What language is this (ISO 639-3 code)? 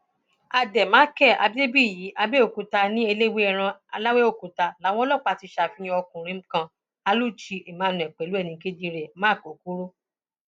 yor